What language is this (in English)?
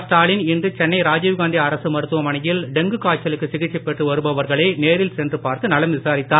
Tamil